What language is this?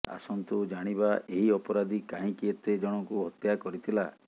Odia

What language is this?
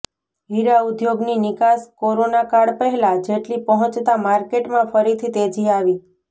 Gujarati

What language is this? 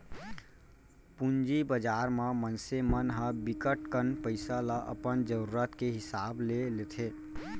Chhattisgarhi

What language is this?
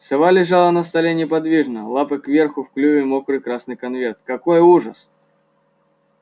Russian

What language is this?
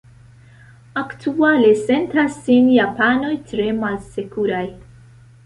Esperanto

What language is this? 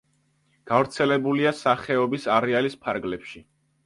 Georgian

